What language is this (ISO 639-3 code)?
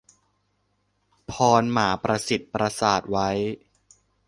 tha